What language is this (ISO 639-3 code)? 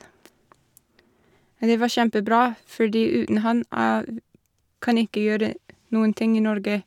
nor